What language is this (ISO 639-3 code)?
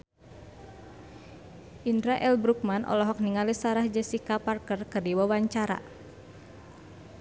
sun